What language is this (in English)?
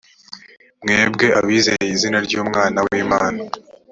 Kinyarwanda